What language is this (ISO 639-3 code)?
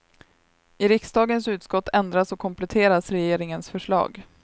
swe